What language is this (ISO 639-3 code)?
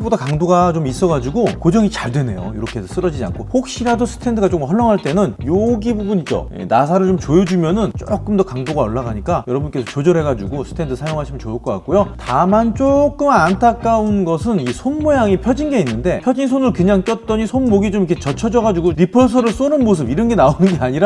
kor